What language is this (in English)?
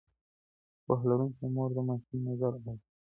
Pashto